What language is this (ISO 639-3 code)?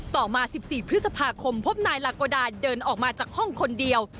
tha